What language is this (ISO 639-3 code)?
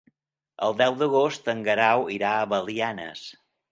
cat